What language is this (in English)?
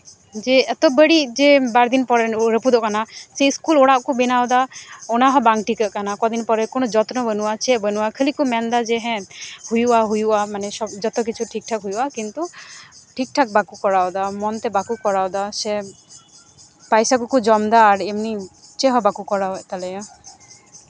Santali